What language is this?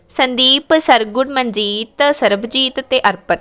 Punjabi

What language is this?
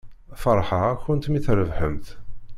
Kabyle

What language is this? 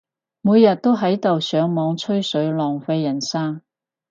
Cantonese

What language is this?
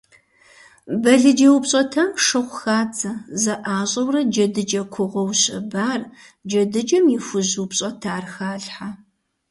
Kabardian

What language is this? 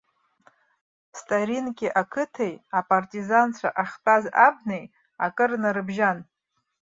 Abkhazian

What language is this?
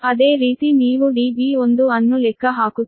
Kannada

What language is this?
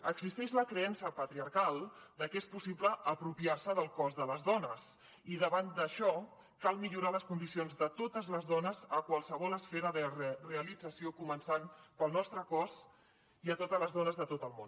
Catalan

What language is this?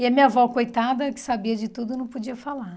Portuguese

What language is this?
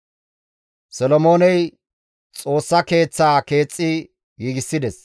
Gamo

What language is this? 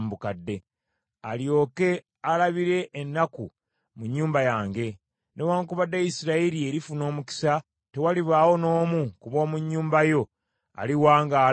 Ganda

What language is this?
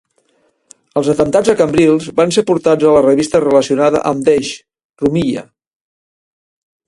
Catalan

